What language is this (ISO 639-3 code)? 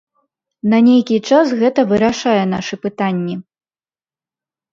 bel